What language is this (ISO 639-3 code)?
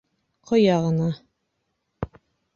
bak